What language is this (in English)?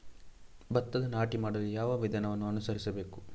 Kannada